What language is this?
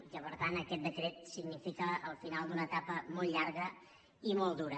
Catalan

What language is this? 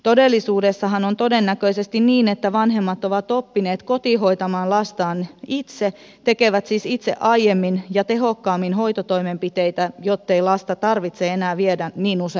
Finnish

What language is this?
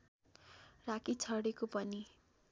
Nepali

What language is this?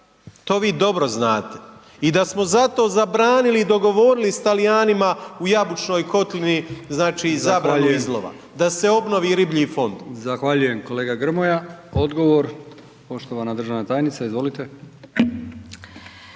Croatian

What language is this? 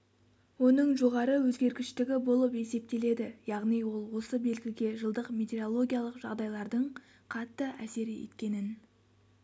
Kazakh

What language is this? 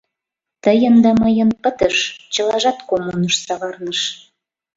Mari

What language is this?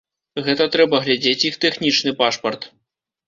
Belarusian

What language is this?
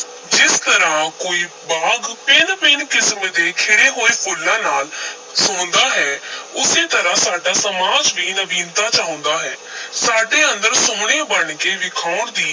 Punjabi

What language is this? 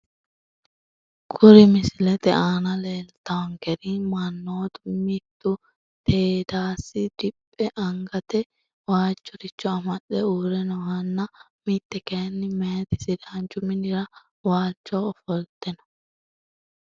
Sidamo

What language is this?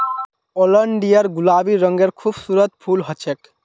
Magahi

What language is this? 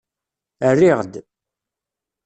Kabyle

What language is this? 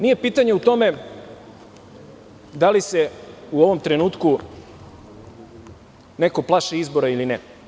Serbian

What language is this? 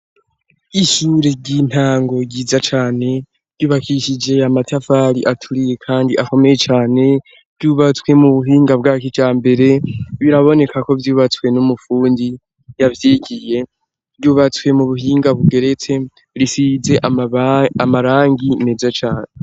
Rundi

